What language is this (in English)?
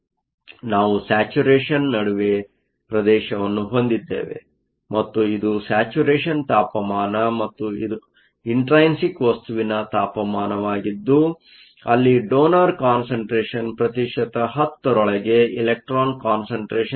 Kannada